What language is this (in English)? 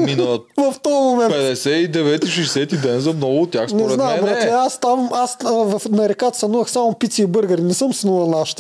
Bulgarian